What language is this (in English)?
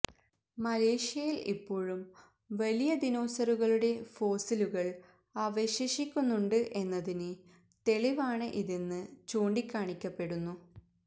Malayalam